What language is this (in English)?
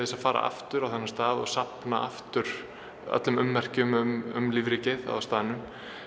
Icelandic